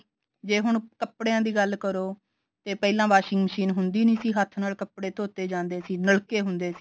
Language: Punjabi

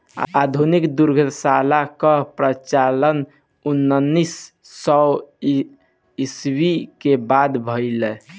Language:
Bhojpuri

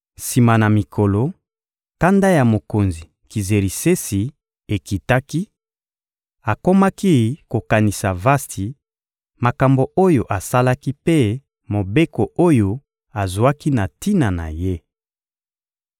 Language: Lingala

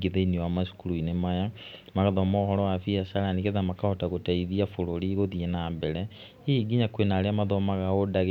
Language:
Kikuyu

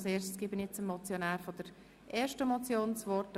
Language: Swiss German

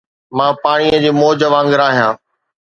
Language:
Sindhi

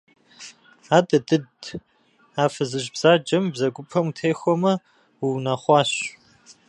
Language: Kabardian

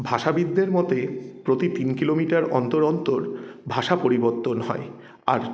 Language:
Bangla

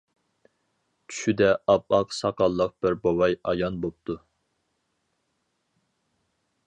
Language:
Uyghur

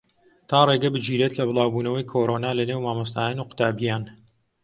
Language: Central Kurdish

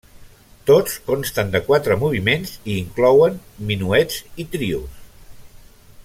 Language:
Catalan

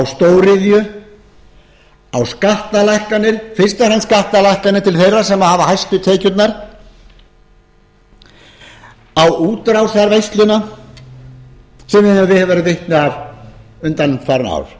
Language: Icelandic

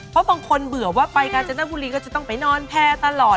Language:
Thai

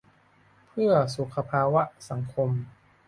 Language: Thai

